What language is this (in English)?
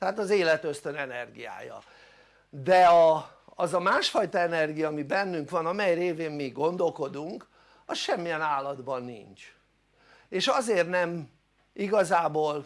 Hungarian